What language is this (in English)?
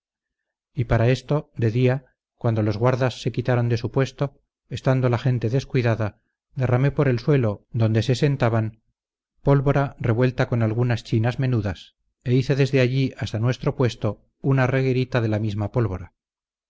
Spanish